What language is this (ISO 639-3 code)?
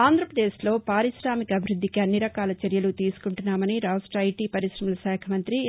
tel